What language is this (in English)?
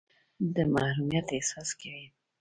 Pashto